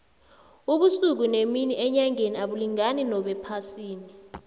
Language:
South Ndebele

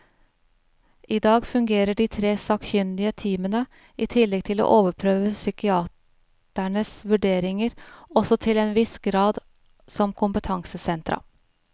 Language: Norwegian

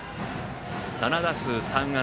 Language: Japanese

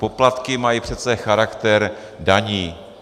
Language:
Czech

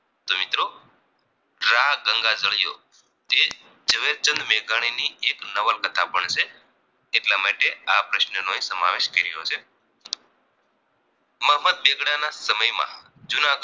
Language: Gujarati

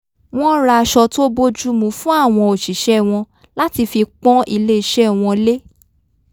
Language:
Yoruba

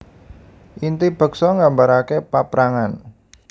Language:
Javanese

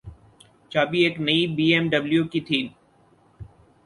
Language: Urdu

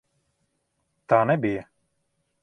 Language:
Latvian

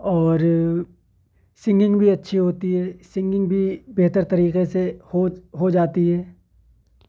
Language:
Urdu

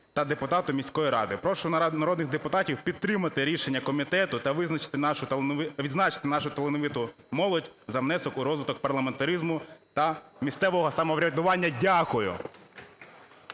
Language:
Ukrainian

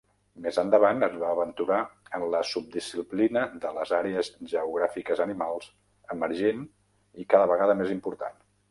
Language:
Catalan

